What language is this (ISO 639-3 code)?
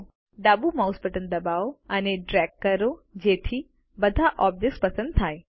guj